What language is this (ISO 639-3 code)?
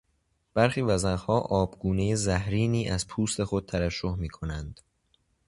fas